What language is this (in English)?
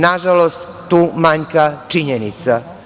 Serbian